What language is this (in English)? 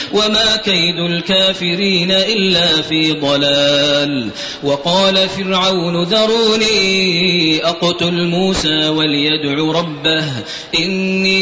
Arabic